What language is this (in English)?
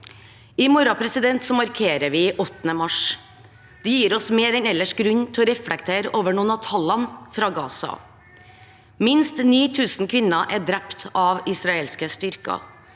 Norwegian